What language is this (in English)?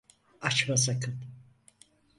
Turkish